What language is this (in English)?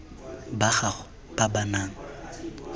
Tswana